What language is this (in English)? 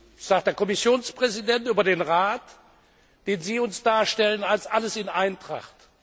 German